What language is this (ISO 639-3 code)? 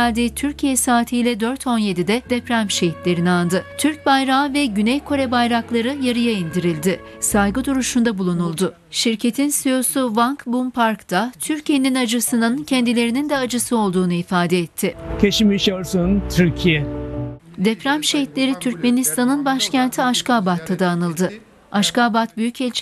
tur